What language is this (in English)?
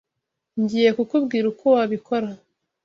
Kinyarwanda